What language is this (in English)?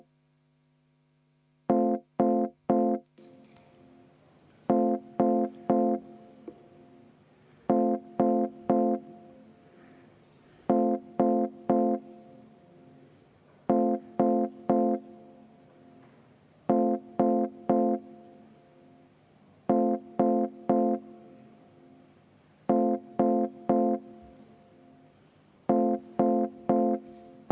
Estonian